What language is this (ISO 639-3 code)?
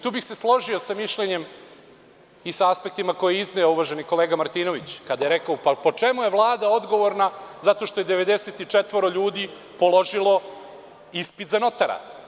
srp